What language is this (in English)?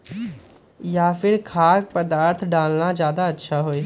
Magahi